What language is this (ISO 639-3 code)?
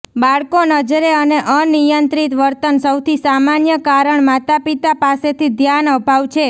guj